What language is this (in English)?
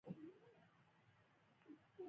Pashto